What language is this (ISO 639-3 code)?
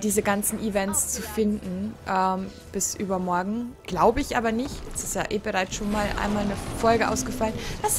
deu